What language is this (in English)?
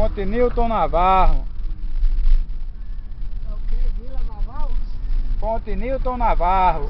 Portuguese